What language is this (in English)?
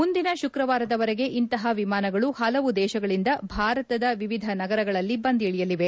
Kannada